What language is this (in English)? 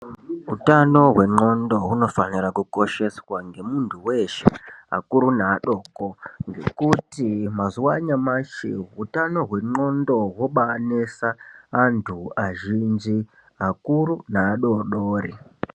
Ndau